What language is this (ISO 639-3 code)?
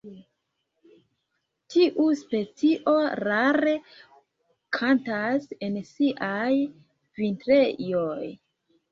epo